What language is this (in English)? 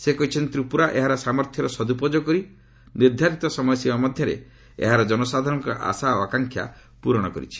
Odia